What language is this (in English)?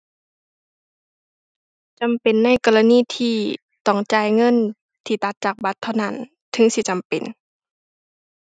Thai